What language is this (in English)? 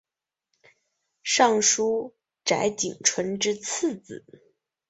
Chinese